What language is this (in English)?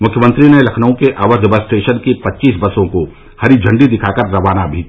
Hindi